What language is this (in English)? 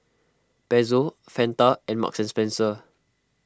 English